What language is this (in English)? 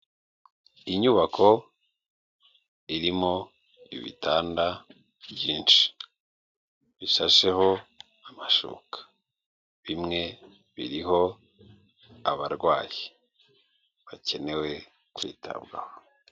Kinyarwanda